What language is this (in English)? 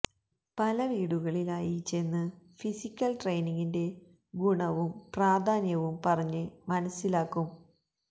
Malayalam